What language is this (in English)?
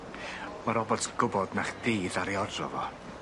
Welsh